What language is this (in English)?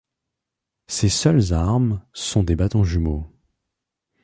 French